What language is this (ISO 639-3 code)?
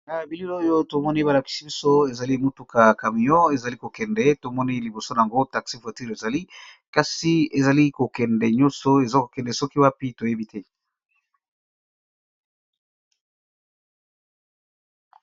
lin